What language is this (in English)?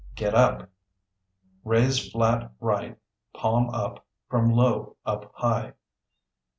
English